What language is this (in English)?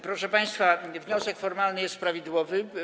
Polish